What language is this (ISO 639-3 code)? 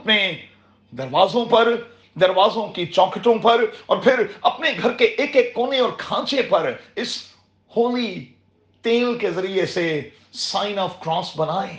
urd